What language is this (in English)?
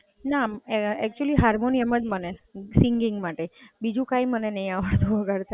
Gujarati